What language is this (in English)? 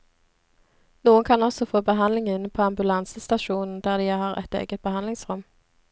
Norwegian